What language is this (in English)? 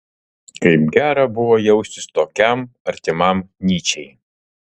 Lithuanian